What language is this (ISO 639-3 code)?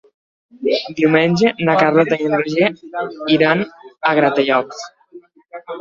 cat